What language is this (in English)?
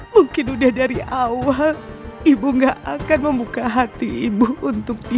Indonesian